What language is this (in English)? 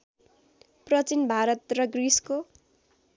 Nepali